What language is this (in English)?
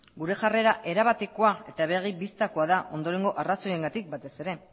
Basque